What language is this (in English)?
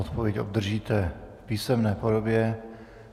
Czech